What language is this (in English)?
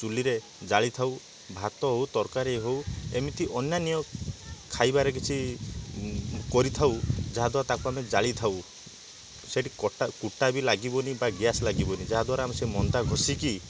Odia